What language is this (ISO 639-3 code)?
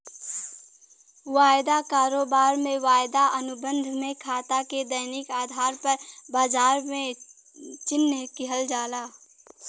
bho